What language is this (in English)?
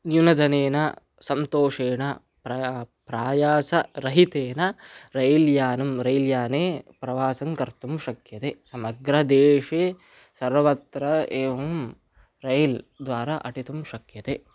Sanskrit